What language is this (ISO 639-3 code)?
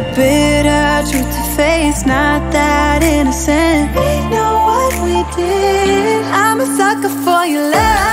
eng